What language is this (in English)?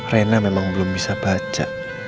Indonesian